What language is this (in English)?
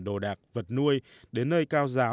Vietnamese